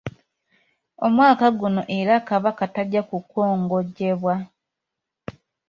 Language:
Ganda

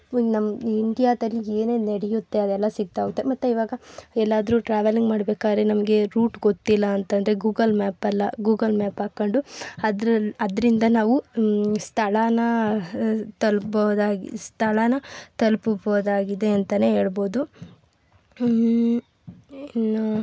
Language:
Kannada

